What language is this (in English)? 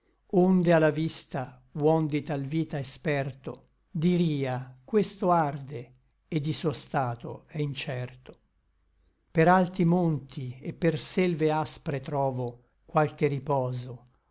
Italian